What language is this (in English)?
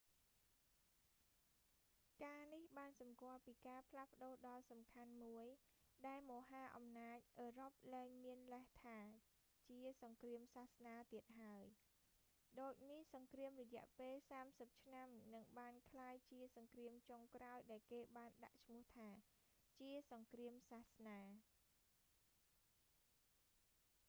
Khmer